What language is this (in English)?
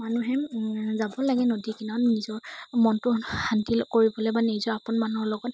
Assamese